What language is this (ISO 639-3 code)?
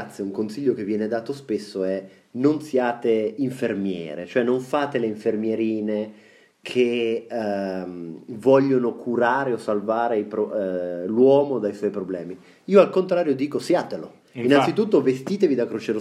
ita